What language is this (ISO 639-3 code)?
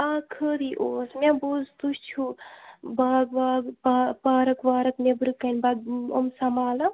kas